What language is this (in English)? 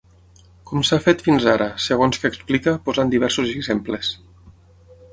Catalan